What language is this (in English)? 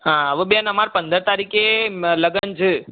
Gujarati